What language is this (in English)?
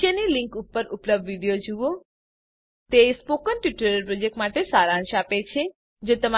Gujarati